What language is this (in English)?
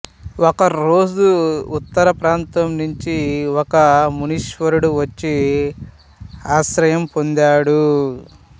Telugu